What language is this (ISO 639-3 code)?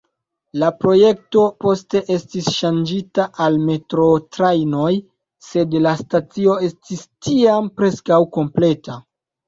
epo